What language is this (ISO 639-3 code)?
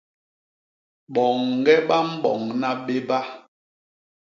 bas